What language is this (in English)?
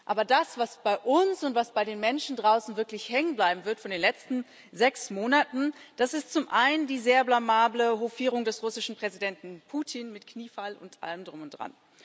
German